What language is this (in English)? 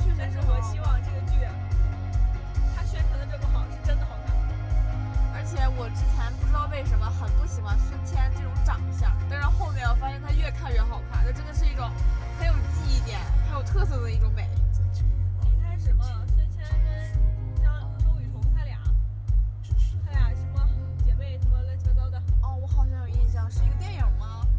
Chinese